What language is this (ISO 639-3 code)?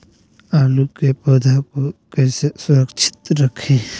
mag